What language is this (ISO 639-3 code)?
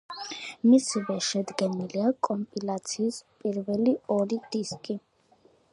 kat